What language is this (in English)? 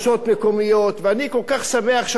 Hebrew